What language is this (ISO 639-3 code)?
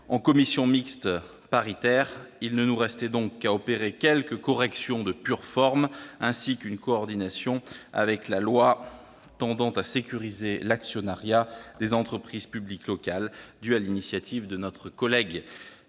fra